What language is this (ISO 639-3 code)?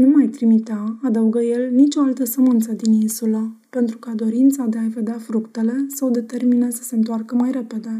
ron